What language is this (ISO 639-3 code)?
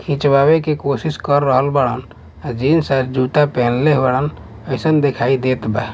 bho